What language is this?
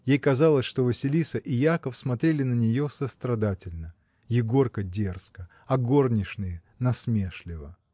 Russian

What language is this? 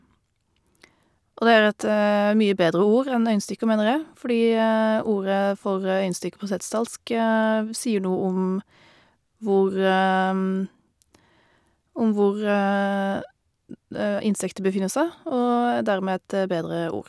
Norwegian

